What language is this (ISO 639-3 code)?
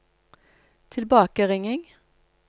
nor